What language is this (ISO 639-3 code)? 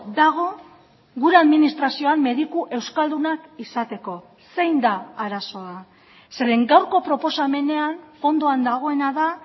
eus